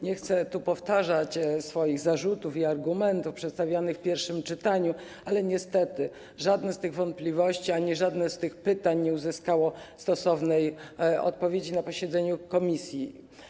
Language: Polish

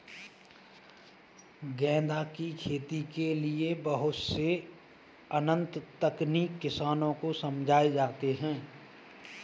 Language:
Hindi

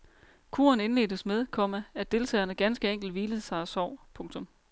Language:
Danish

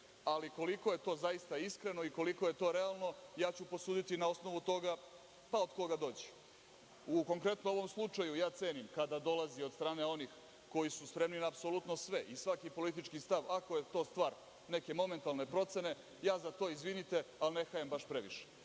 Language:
Serbian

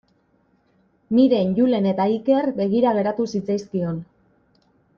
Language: Basque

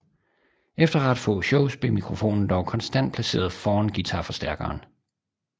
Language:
Danish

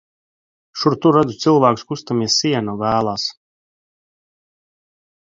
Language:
Latvian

